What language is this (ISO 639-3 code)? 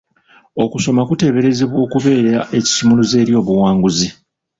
lug